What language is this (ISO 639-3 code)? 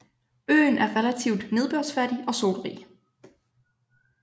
dan